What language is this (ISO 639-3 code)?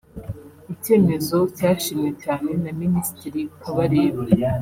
kin